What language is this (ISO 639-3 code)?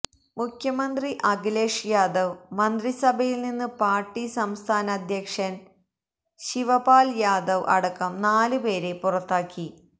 mal